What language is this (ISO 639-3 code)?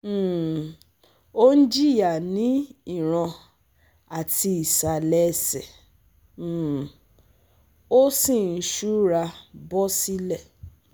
yor